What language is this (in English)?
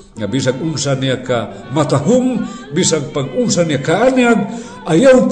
Filipino